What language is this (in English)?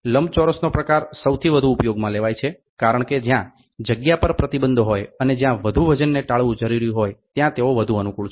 Gujarati